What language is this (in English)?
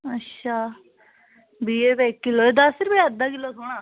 Dogri